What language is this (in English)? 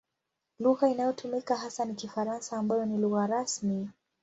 Swahili